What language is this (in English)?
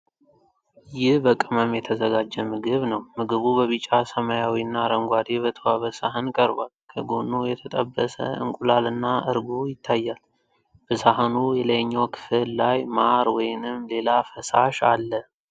Amharic